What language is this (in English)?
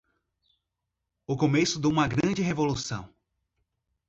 Portuguese